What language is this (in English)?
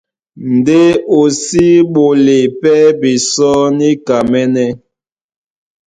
Duala